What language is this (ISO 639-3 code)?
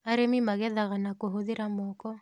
kik